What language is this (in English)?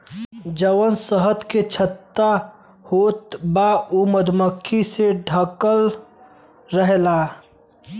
Bhojpuri